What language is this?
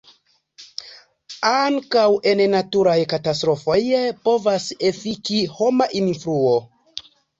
Esperanto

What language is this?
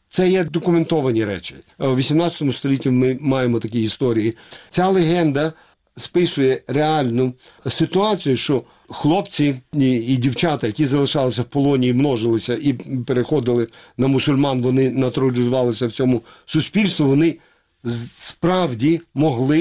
Ukrainian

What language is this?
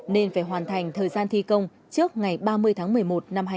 Vietnamese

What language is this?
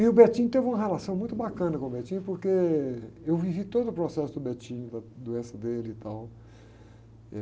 Portuguese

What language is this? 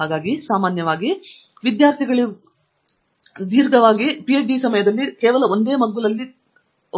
Kannada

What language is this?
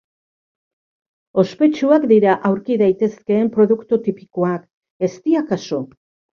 Basque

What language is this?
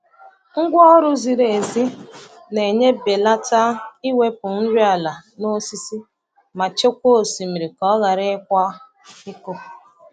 Igbo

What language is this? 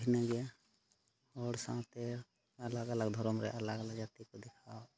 Santali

